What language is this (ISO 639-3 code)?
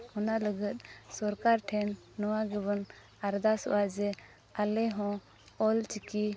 sat